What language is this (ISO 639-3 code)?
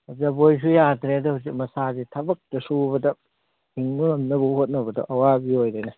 mni